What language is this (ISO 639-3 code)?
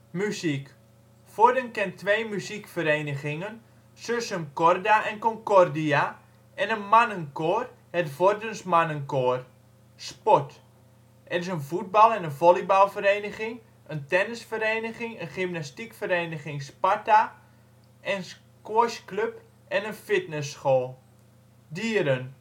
nld